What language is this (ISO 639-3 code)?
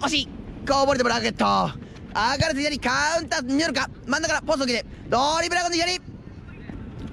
jpn